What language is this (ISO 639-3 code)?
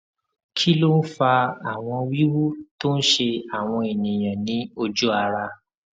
yor